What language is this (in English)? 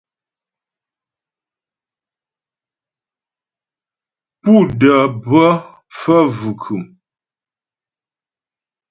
Ghomala